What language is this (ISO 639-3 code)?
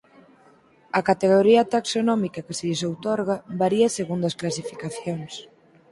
glg